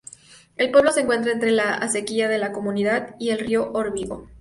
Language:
Spanish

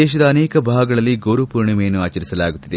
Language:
Kannada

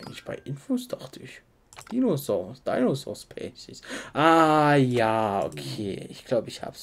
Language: German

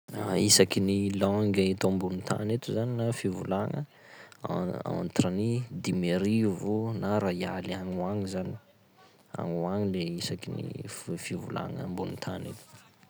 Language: Sakalava Malagasy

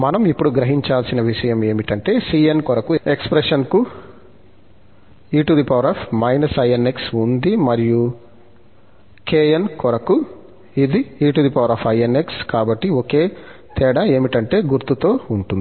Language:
Telugu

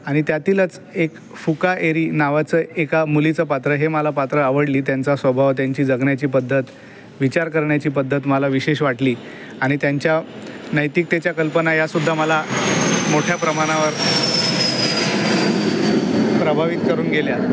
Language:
Marathi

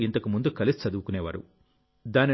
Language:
Telugu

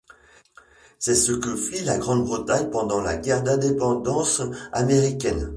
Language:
French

